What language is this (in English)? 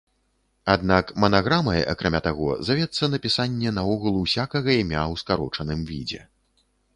Belarusian